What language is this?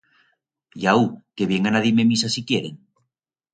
Aragonese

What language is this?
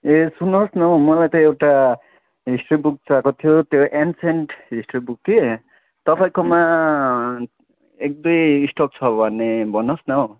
Nepali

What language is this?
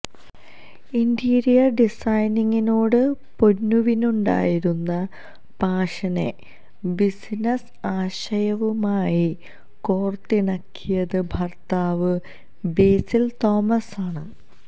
Malayalam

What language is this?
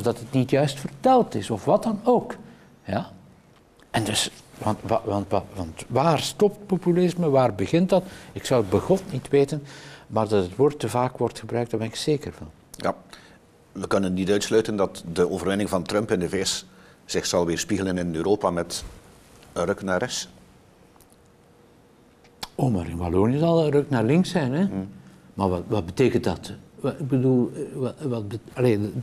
Dutch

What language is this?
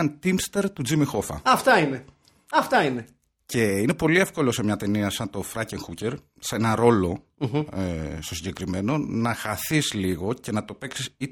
Greek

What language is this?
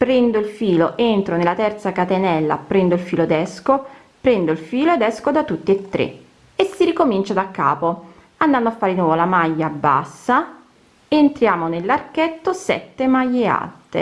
Italian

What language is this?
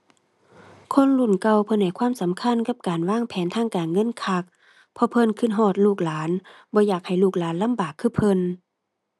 Thai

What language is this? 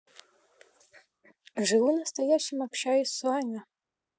Russian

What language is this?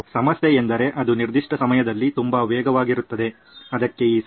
Kannada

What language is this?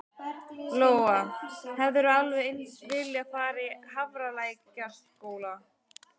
Icelandic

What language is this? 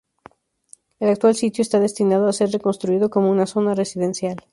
Spanish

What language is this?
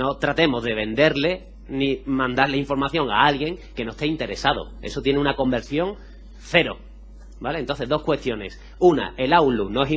Spanish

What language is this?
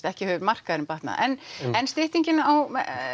Icelandic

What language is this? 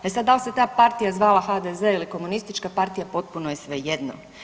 Croatian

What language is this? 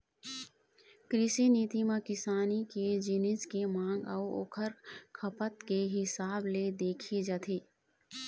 Chhattisgarhi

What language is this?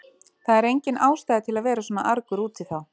Icelandic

